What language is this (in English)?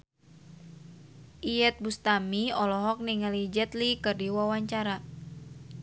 Sundanese